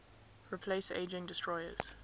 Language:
English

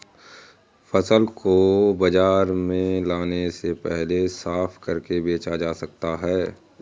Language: Hindi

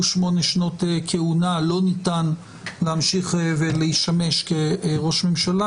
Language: Hebrew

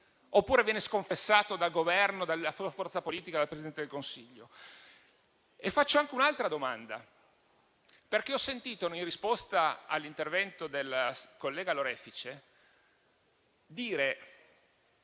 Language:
Italian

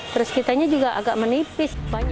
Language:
Indonesian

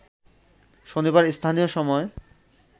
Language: Bangla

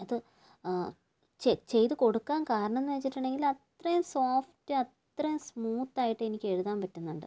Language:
Malayalam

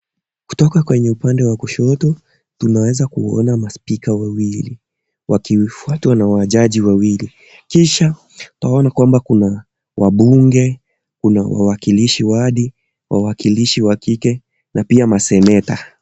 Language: Swahili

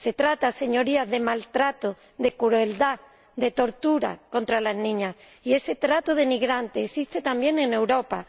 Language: Spanish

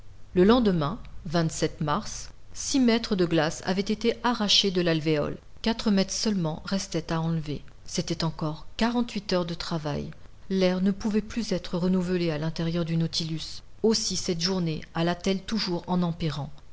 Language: French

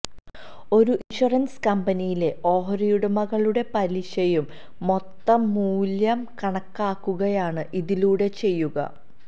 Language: Malayalam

